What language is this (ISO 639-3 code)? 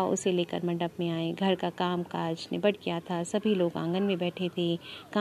hin